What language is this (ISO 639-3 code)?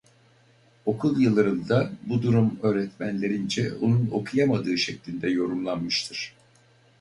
tur